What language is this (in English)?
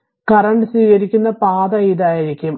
Malayalam